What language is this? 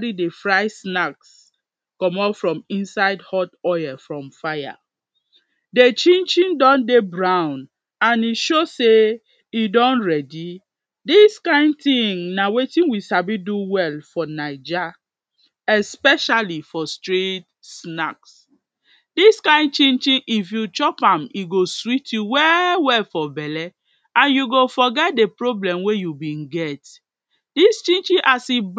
Nigerian Pidgin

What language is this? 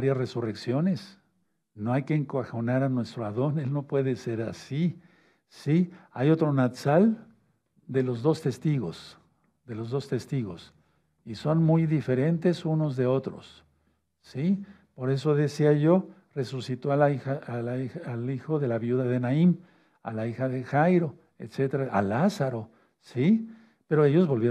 Spanish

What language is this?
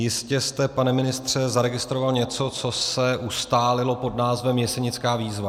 Czech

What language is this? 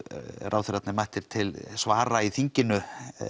Icelandic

